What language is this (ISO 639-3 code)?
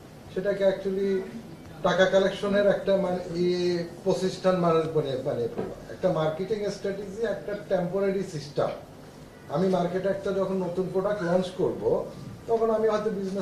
ita